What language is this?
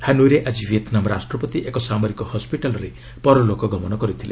Odia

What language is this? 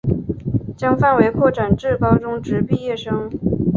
Chinese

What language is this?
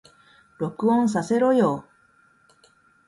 Japanese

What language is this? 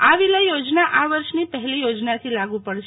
Gujarati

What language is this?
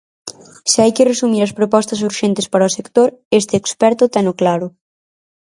Galician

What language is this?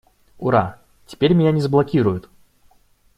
Russian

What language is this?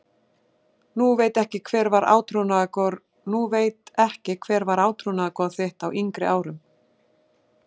Icelandic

